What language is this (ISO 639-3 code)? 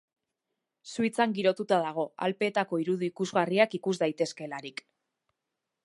eus